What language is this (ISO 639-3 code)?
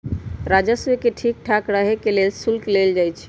mag